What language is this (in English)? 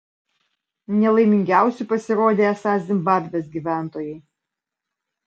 Lithuanian